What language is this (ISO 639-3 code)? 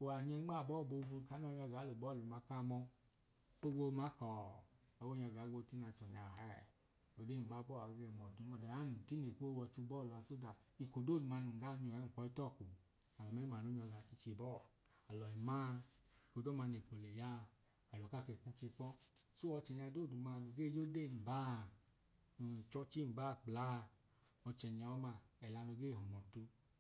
idu